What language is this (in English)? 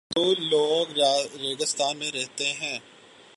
Urdu